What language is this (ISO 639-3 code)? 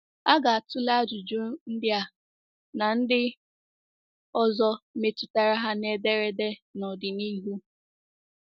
ibo